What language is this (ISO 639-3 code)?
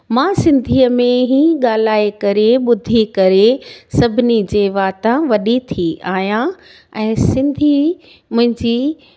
snd